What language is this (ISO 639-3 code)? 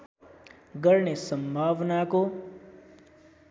nep